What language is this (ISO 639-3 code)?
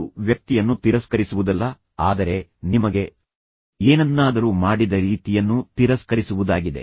kan